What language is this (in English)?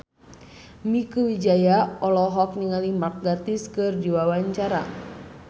Sundanese